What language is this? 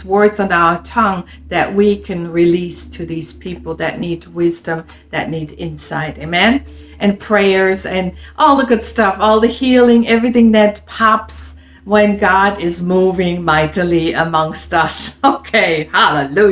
English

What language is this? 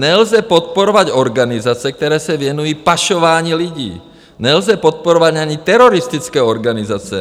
Czech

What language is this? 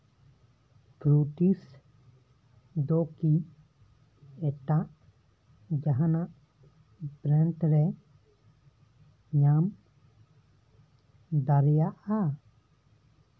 Santali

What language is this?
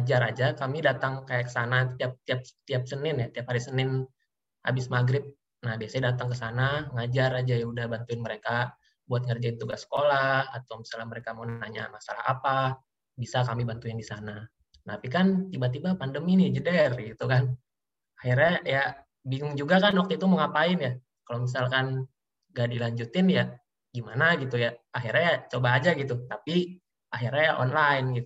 Indonesian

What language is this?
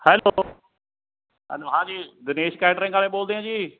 Punjabi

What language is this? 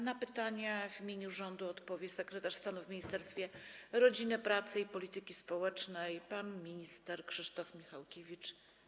Polish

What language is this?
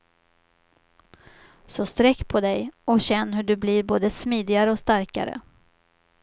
Swedish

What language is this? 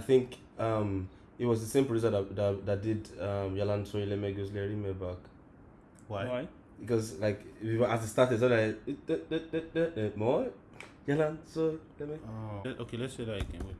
Turkish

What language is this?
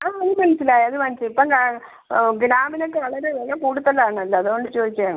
Malayalam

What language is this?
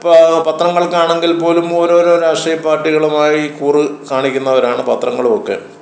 Malayalam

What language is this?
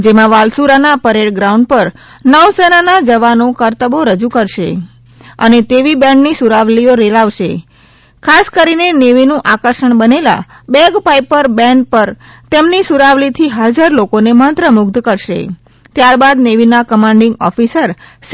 Gujarati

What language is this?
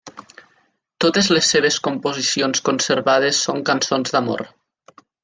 Catalan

